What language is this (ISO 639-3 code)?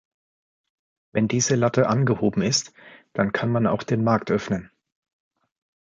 deu